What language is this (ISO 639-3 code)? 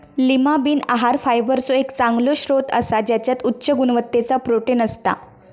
mar